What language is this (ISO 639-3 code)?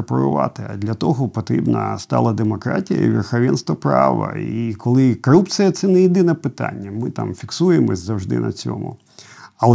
ukr